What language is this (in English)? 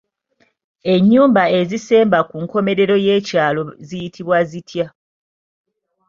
Ganda